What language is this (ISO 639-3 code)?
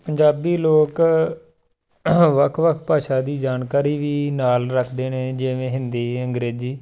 pan